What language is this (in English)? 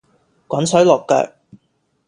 Cantonese